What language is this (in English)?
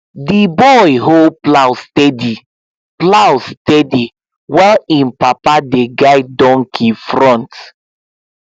Nigerian Pidgin